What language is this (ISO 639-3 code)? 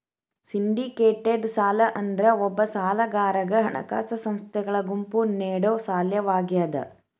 kan